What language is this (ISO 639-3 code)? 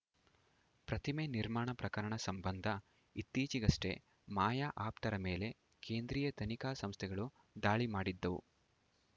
kan